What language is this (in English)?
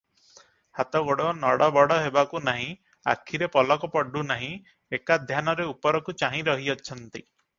Odia